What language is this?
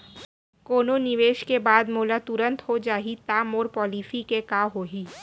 Chhattisgarhi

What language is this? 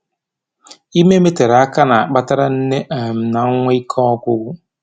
Igbo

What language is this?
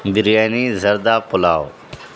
Urdu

